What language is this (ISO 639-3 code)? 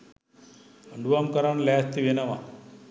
sin